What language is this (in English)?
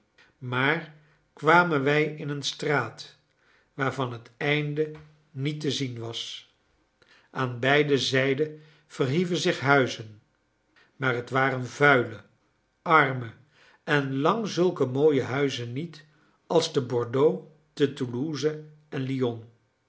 Dutch